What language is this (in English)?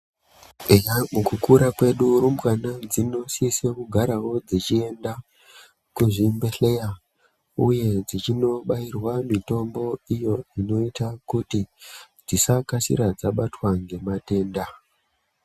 Ndau